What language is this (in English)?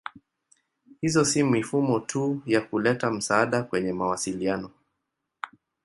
Swahili